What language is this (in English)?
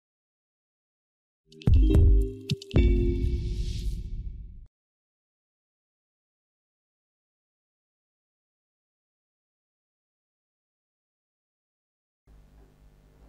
Polish